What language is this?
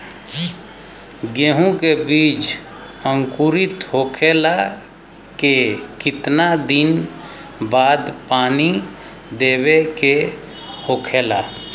Bhojpuri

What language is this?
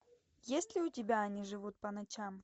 Russian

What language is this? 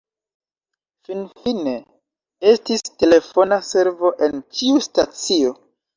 Esperanto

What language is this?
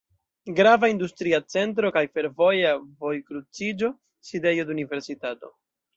Esperanto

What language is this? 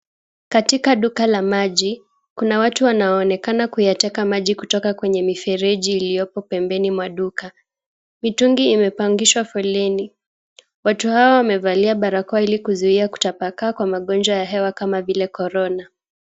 Swahili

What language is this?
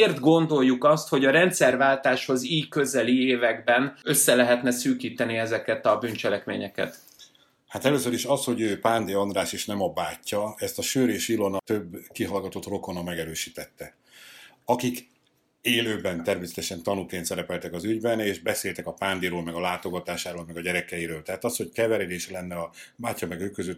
Hungarian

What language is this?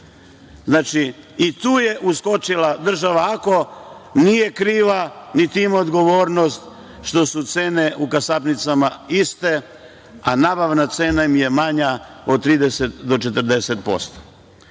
Serbian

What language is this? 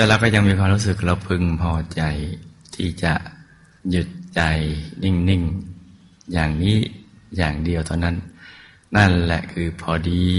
Thai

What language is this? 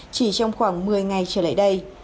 Vietnamese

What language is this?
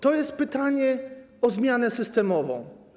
Polish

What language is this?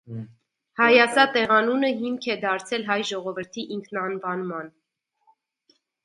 Armenian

